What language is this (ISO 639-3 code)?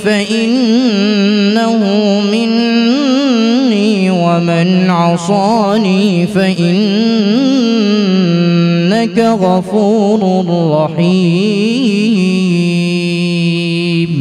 ara